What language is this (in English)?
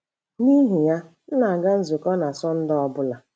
Igbo